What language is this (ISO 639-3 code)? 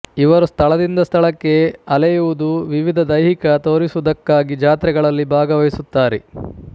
kan